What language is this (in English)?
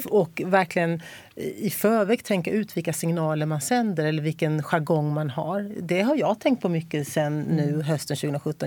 Swedish